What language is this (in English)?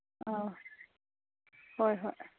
Manipuri